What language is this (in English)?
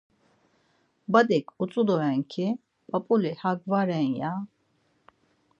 Laz